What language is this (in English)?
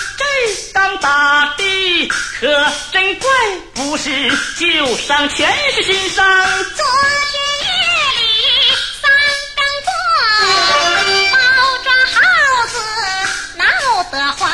Chinese